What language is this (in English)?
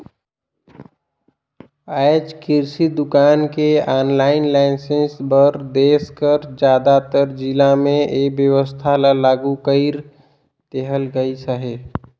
Chhattisgarhi